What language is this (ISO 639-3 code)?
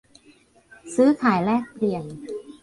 tha